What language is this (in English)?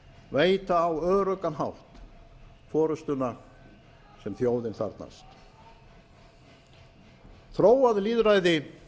Icelandic